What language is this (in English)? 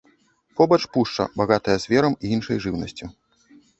Belarusian